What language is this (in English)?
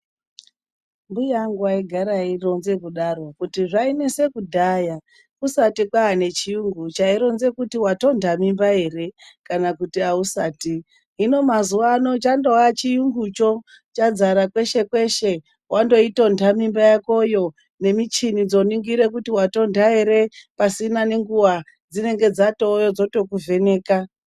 Ndau